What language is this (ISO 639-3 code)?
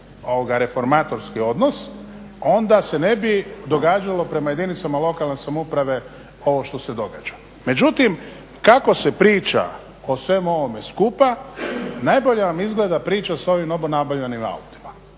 hrv